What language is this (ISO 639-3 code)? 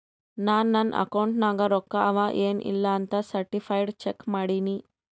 kan